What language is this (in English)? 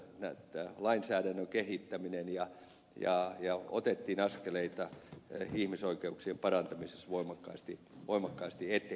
Finnish